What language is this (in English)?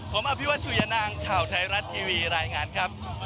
Thai